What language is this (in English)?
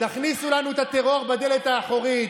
Hebrew